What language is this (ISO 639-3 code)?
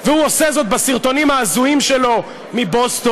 heb